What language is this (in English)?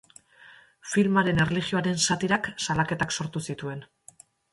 Basque